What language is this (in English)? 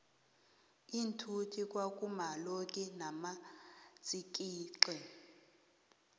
South Ndebele